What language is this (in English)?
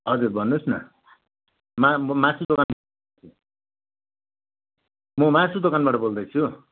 Nepali